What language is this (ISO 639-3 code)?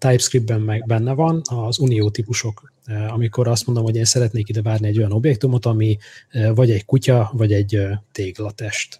hun